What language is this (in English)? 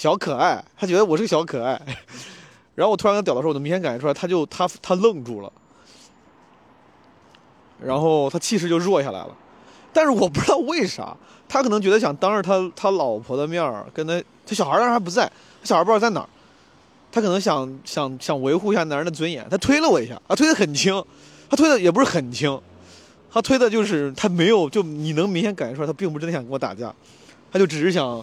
Chinese